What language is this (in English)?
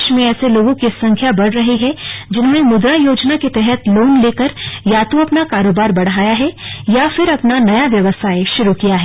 Hindi